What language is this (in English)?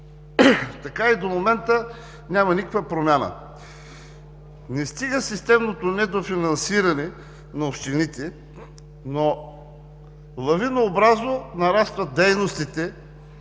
Bulgarian